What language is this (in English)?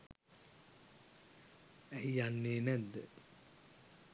Sinhala